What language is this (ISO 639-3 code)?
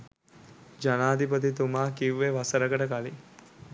sin